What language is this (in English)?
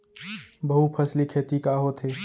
Chhattisgarhi